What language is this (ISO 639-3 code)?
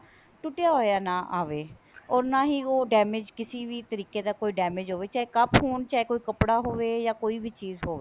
pan